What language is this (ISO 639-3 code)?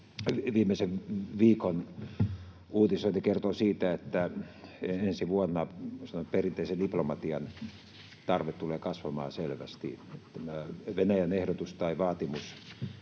fin